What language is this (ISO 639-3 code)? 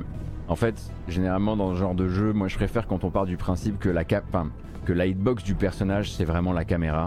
fra